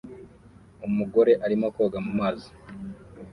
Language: Kinyarwanda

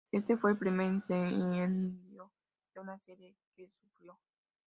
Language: Spanish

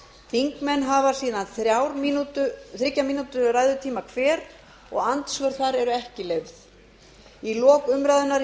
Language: Icelandic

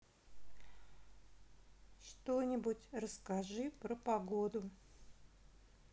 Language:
Russian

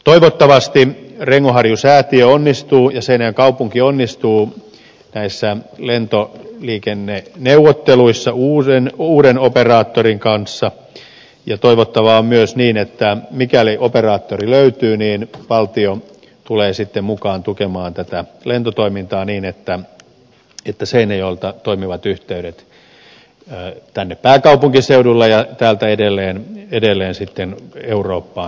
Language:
Finnish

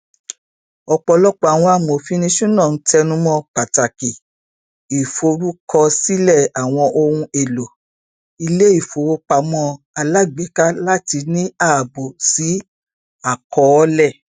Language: Yoruba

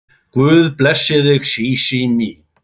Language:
Icelandic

